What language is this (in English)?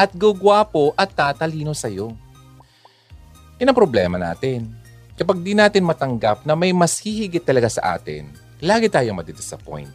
Filipino